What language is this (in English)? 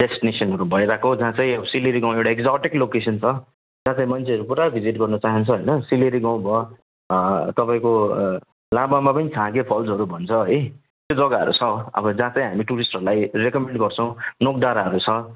Nepali